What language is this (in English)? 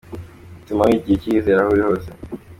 Kinyarwanda